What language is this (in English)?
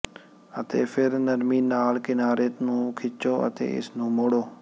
Punjabi